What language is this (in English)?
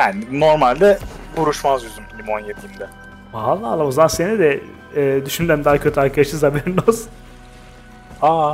Turkish